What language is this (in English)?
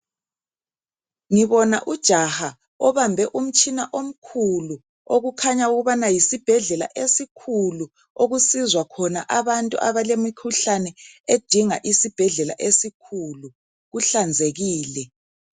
North Ndebele